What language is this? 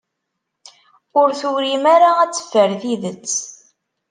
Kabyle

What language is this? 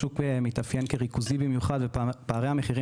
Hebrew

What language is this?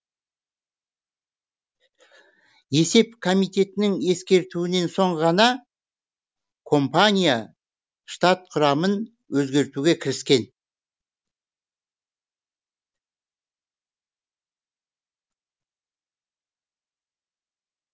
Kazakh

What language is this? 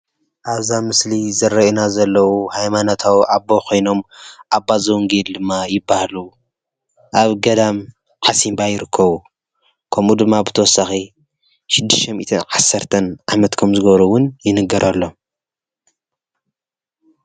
Tigrinya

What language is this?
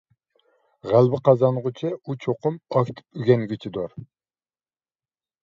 Uyghur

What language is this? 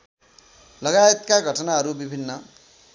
Nepali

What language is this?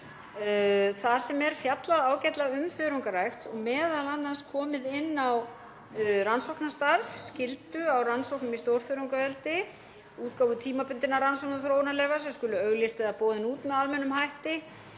Icelandic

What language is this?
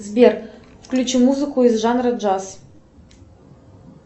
Russian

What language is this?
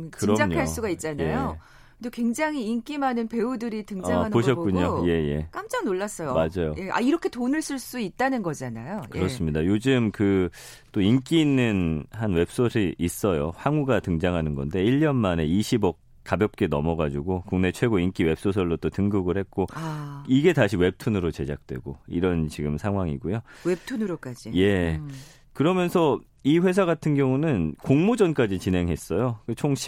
Korean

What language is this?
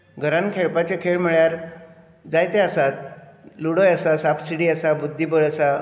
Konkani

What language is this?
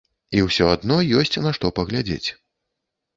Belarusian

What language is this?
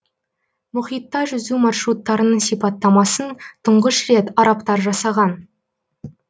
Kazakh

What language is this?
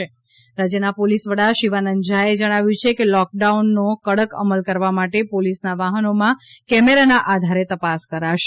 Gujarati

